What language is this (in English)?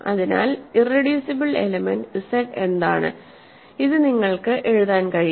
Malayalam